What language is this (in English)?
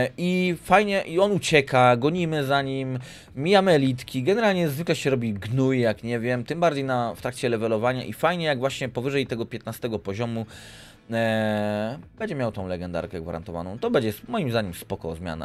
Polish